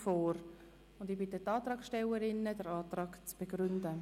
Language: Swiss German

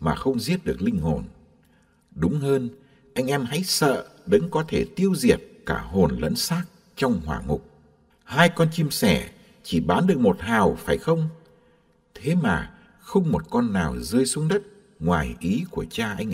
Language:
Vietnamese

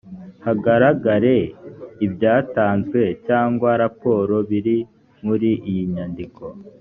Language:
Kinyarwanda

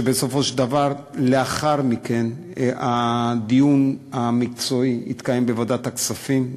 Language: Hebrew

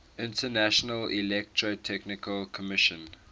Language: English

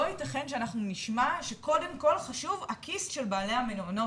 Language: Hebrew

